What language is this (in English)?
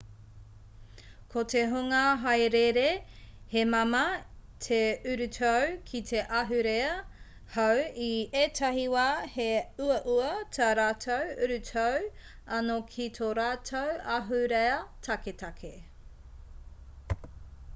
Māori